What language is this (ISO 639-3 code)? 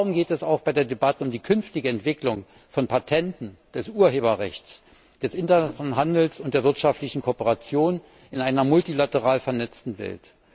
deu